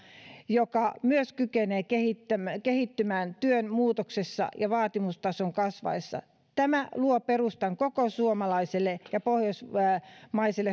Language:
Finnish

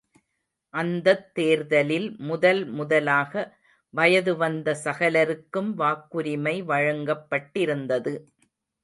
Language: Tamil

